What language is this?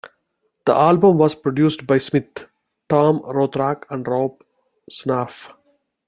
English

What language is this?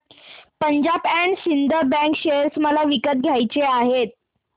Marathi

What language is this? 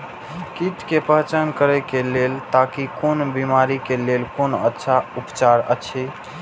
Maithili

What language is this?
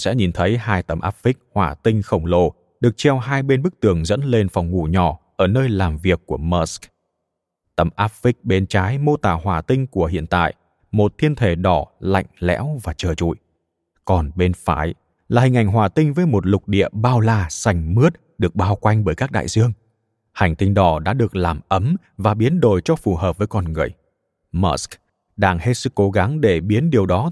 Vietnamese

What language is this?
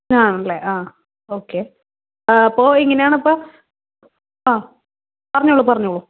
Malayalam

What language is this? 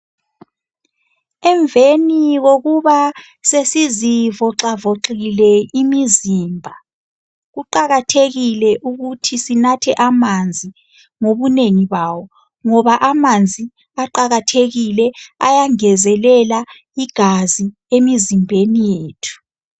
North Ndebele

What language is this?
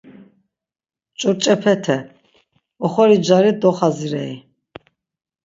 Laz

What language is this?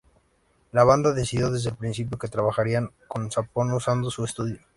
Spanish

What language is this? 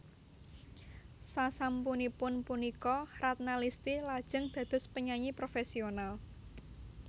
Javanese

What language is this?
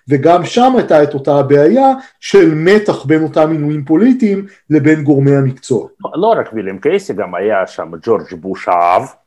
Hebrew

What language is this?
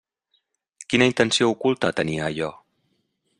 Catalan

